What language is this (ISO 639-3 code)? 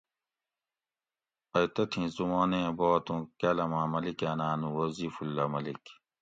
gwc